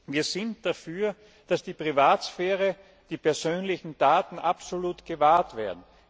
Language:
German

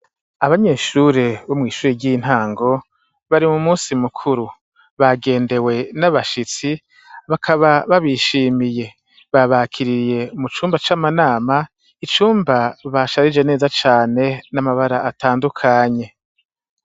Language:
Rundi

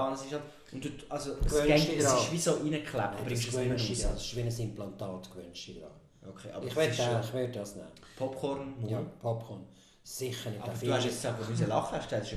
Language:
German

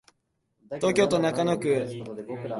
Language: Japanese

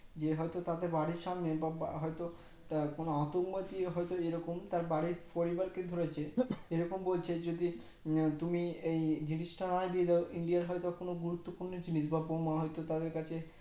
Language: Bangla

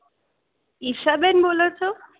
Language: Gujarati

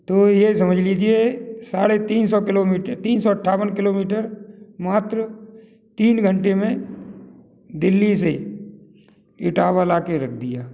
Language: Hindi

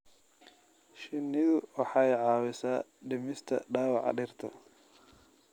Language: Somali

